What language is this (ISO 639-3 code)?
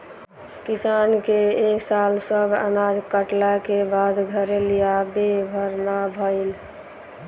bho